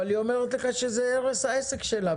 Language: Hebrew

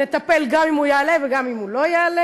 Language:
Hebrew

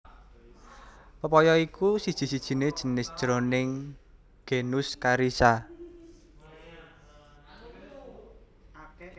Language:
Javanese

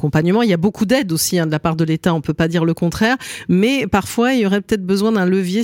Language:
French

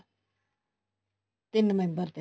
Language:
Punjabi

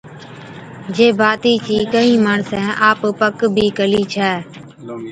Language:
Od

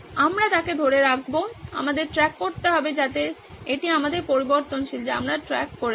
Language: Bangla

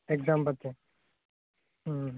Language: Assamese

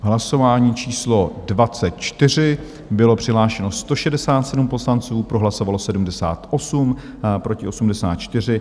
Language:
Czech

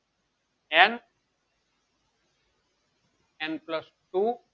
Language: Gujarati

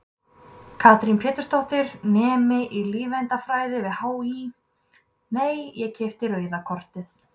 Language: Icelandic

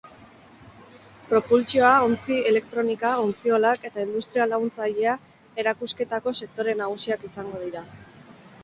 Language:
Basque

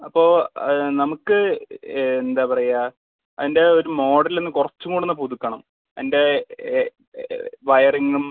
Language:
Malayalam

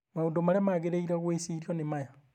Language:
Kikuyu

